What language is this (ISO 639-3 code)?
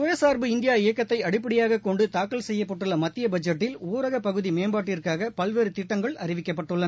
tam